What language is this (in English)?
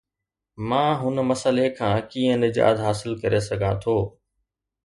Sindhi